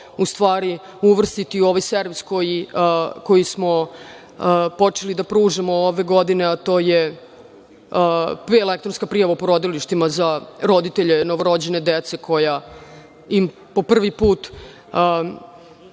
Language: Serbian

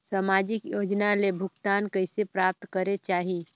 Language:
Chhattisgarhi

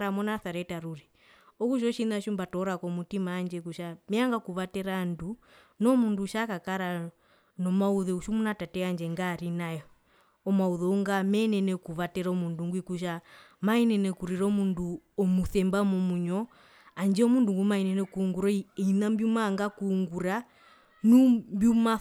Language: Herero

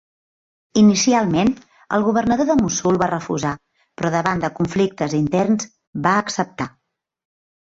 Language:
Catalan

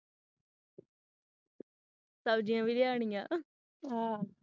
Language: Punjabi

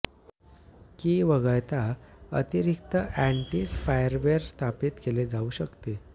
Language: Marathi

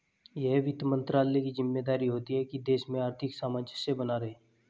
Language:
Hindi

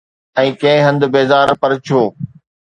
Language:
Sindhi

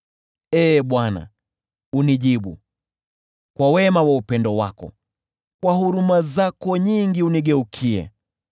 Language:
Swahili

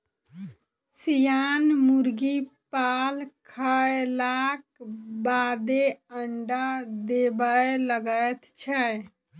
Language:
Maithili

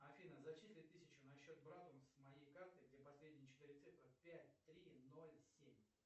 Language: Russian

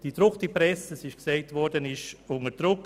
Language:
Swiss German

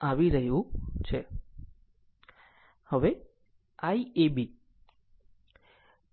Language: Gujarati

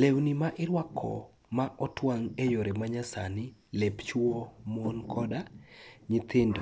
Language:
Luo (Kenya and Tanzania)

